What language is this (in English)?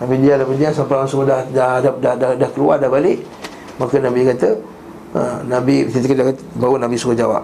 Malay